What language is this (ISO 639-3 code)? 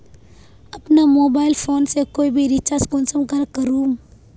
mag